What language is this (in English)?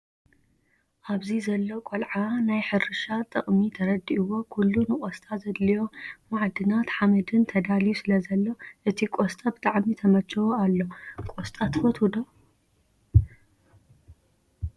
Tigrinya